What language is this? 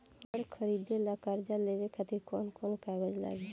Bhojpuri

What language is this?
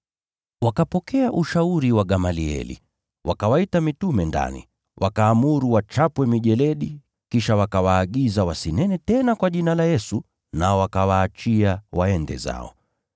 Swahili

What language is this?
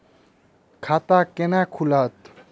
Maithili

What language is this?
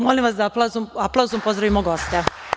Serbian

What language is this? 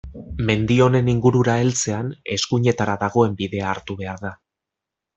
Basque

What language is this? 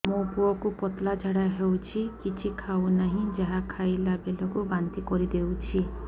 Odia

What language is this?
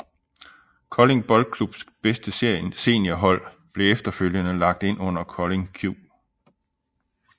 Danish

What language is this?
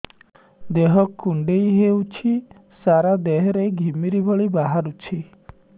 Odia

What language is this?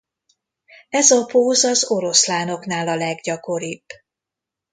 Hungarian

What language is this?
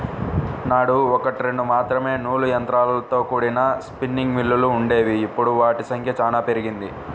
Telugu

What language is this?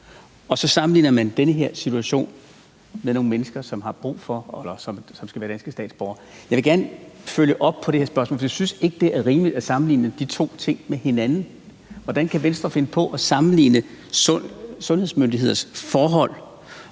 Danish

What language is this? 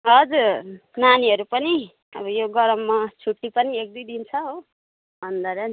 Nepali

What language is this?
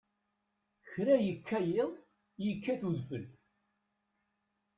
Kabyle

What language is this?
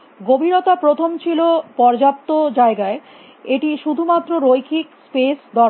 Bangla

